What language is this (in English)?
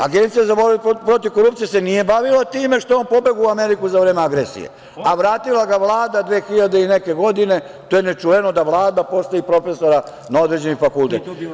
Serbian